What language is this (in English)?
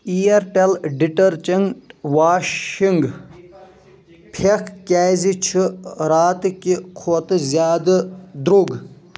Kashmiri